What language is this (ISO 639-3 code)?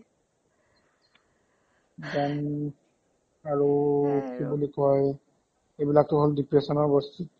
asm